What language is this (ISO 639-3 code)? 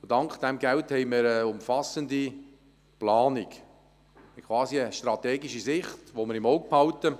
gsw